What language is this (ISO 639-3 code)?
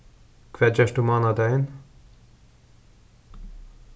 fao